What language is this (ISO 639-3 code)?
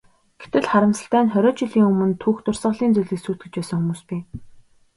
mon